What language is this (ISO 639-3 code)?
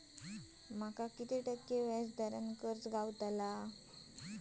mar